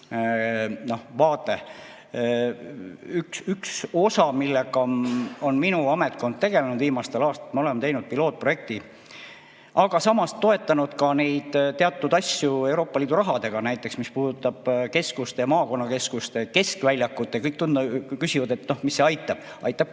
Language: Estonian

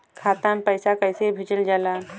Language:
Bhojpuri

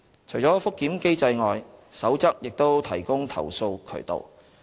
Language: Cantonese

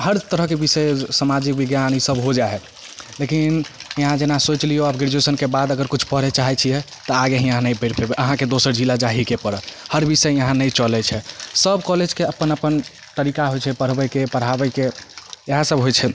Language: Maithili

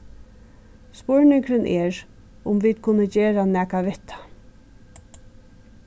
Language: Faroese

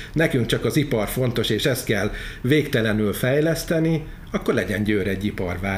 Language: Hungarian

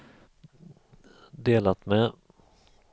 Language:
Swedish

